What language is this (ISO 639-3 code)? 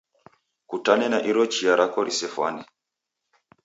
dav